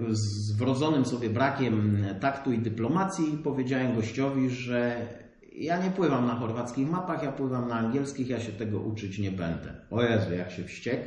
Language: Polish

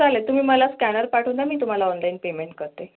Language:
Marathi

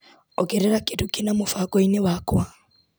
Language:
Kikuyu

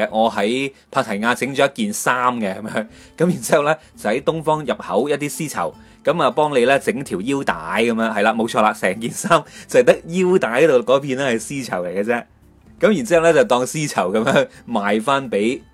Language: Chinese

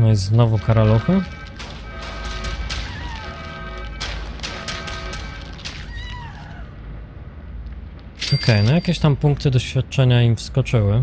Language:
Polish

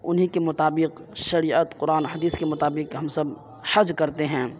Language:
Urdu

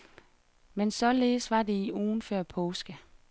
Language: Danish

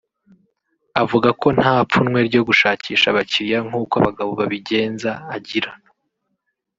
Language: Kinyarwanda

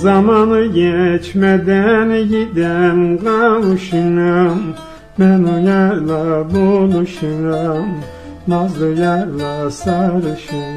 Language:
Turkish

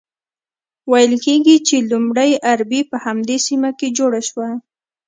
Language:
Pashto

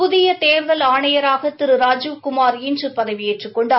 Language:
Tamil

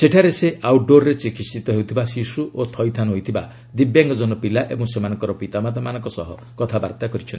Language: Odia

